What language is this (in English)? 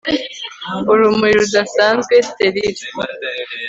Kinyarwanda